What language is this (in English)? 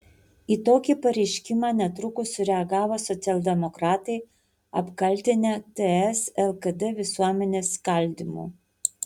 Lithuanian